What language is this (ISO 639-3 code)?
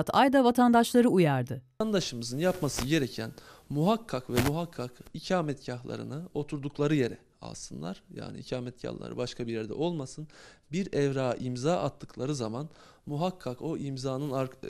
tur